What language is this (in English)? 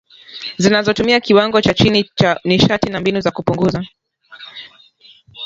Swahili